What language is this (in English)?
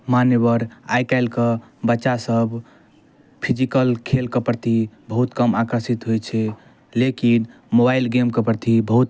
Maithili